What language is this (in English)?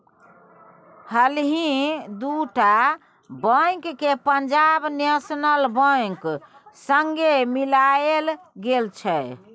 Maithili